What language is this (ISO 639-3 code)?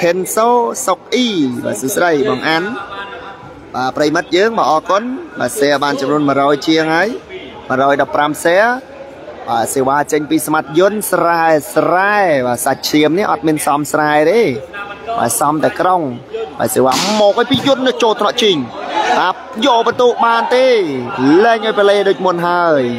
tha